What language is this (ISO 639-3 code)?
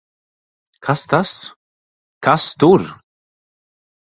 lav